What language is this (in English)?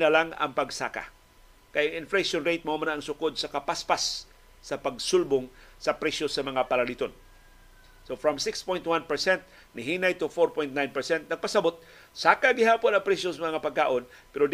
Filipino